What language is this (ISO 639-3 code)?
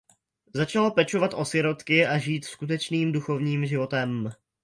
ces